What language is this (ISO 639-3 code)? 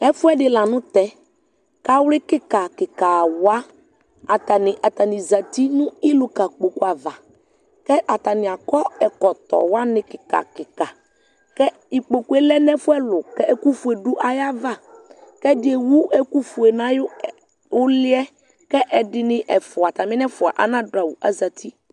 kpo